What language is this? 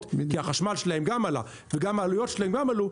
Hebrew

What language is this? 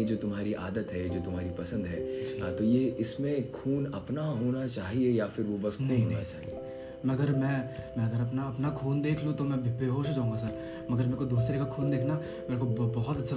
Hindi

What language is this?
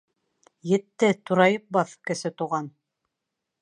Bashkir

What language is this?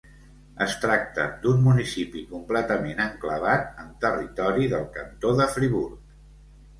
Catalan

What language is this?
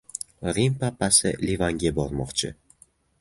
Uzbek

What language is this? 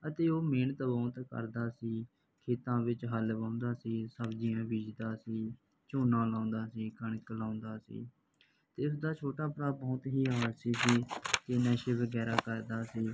Punjabi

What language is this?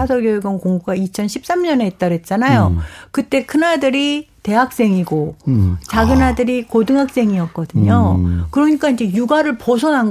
Korean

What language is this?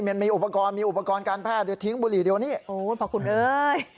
Thai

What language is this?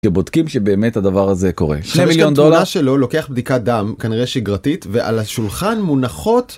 Hebrew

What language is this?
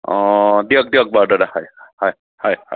Assamese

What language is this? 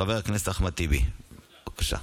Hebrew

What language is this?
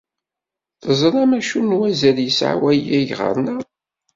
Kabyle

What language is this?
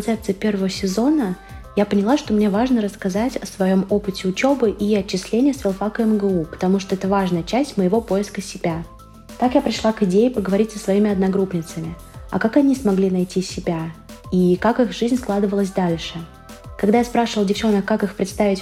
Russian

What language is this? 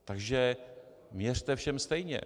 Czech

